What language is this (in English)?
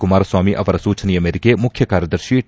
Kannada